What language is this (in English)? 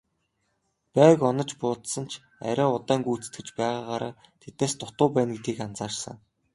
Mongolian